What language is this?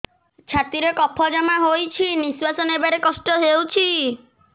Odia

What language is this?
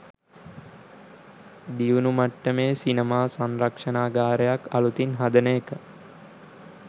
Sinhala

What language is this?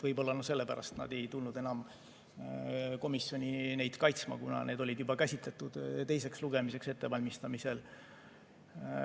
Estonian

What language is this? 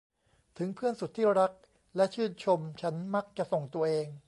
Thai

